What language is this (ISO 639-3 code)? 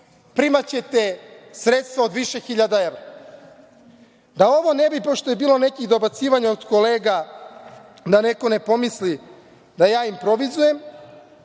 srp